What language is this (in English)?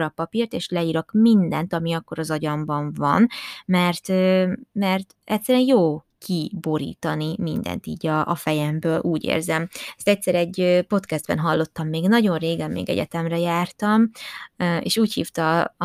Hungarian